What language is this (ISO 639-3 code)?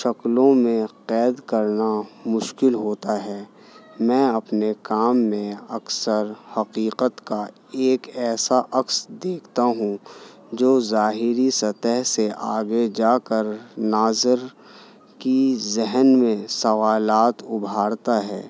urd